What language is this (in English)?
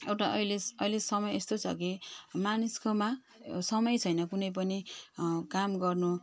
Nepali